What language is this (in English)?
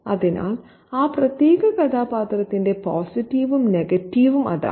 Malayalam